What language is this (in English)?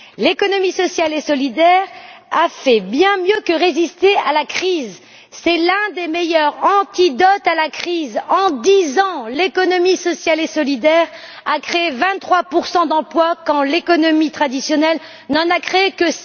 French